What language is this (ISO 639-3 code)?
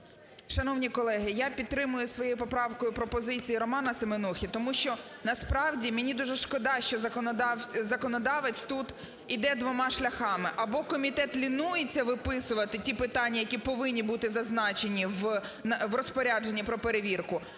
ukr